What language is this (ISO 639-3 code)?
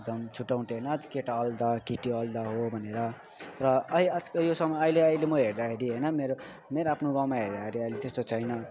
nep